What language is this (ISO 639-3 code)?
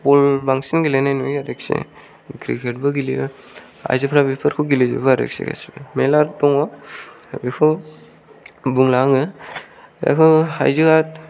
brx